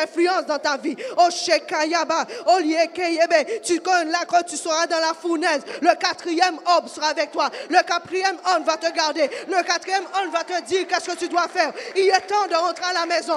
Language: French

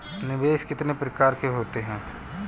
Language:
Hindi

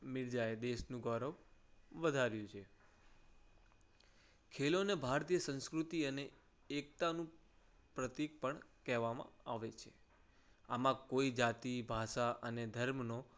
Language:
Gujarati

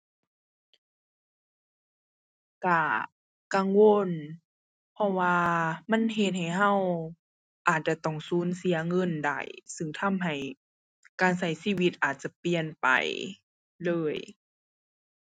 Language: Thai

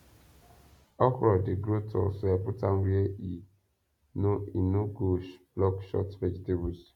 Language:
Nigerian Pidgin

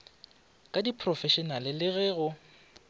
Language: Northern Sotho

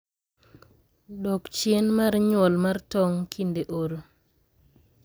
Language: Luo (Kenya and Tanzania)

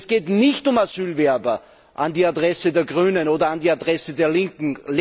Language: German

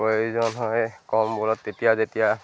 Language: Assamese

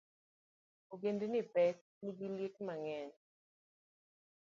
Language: Luo (Kenya and Tanzania)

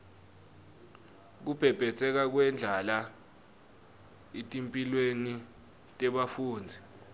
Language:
Swati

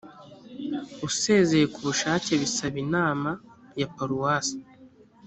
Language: Kinyarwanda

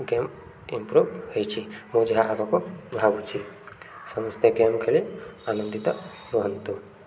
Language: Odia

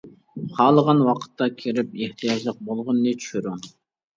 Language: Uyghur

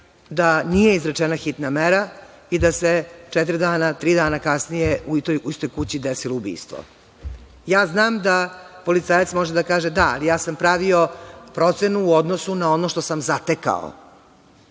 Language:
Serbian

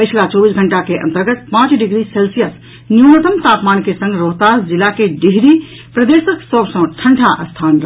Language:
Maithili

